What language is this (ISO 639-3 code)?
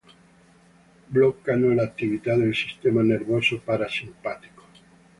ita